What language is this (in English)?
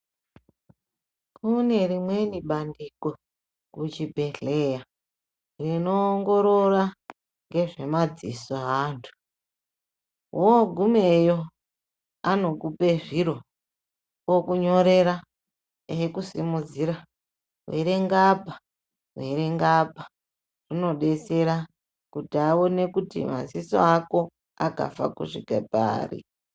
Ndau